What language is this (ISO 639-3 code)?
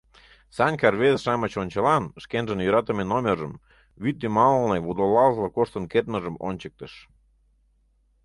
chm